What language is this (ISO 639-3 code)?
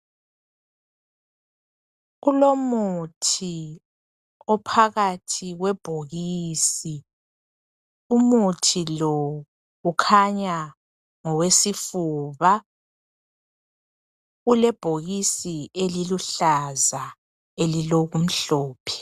nde